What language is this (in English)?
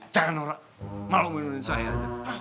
Indonesian